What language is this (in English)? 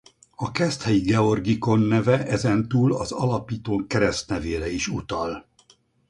Hungarian